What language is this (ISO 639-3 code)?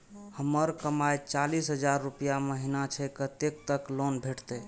mai